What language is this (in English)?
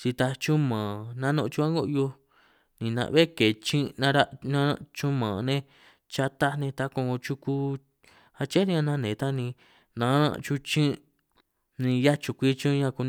San Martín Itunyoso Triqui